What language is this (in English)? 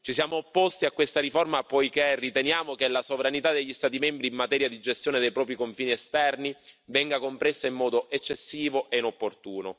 Italian